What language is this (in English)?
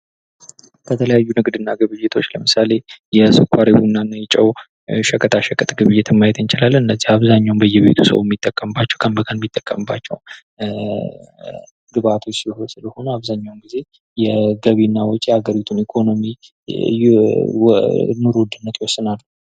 Amharic